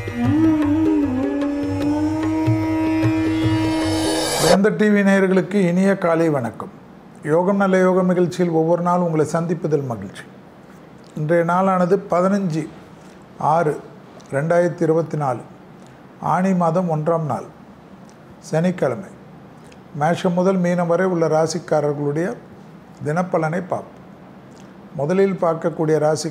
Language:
Tamil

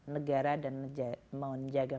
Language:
Indonesian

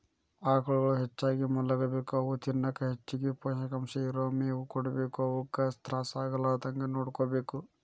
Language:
Kannada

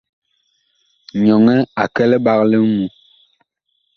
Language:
Bakoko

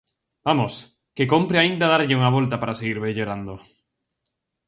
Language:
Galician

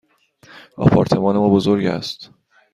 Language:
Persian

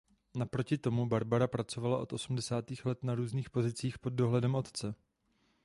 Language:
Czech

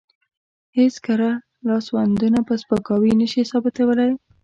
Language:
Pashto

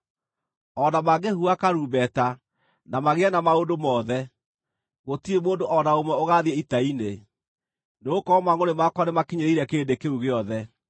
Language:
Kikuyu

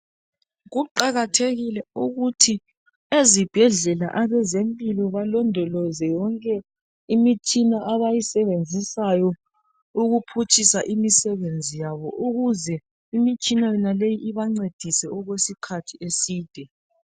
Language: North Ndebele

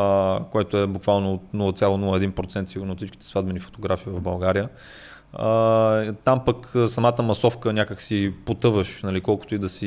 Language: Bulgarian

